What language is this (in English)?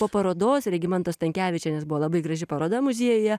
Lithuanian